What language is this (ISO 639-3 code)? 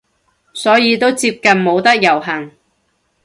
yue